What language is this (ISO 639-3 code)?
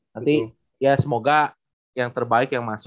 ind